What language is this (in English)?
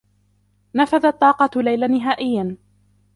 Arabic